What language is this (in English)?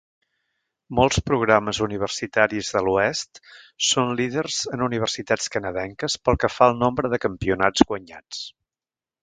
Catalan